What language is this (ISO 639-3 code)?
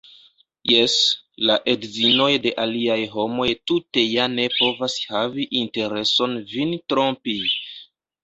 epo